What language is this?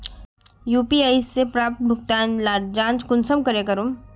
Magahi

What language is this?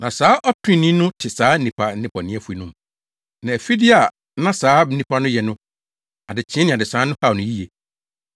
Akan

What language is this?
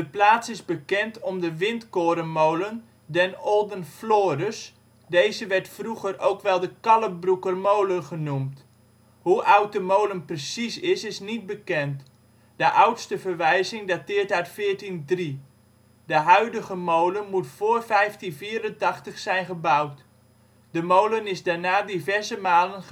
Dutch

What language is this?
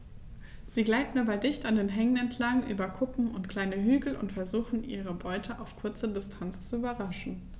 German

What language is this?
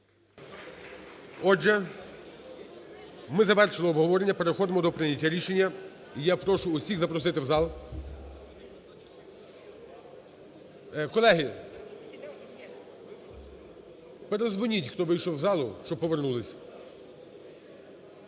Ukrainian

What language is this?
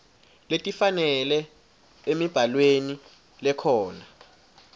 Swati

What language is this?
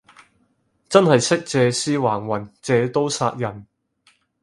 Cantonese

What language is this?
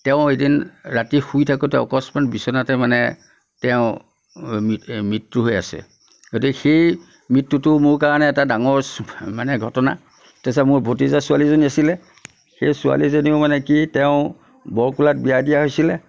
Assamese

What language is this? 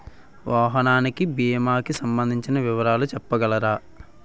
Telugu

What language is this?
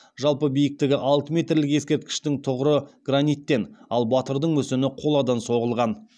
Kazakh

